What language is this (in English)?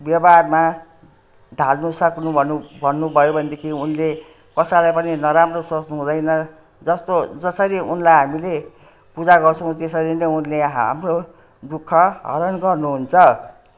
Nepali